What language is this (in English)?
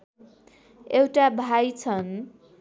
Nepali